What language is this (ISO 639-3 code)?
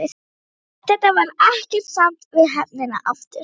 isl